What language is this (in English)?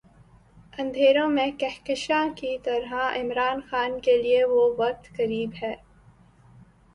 Urdu